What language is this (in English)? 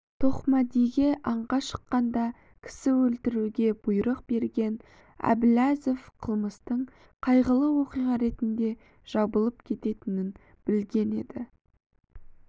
Kazakh